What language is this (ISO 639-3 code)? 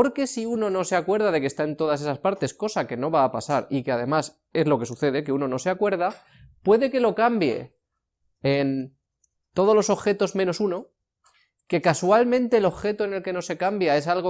spa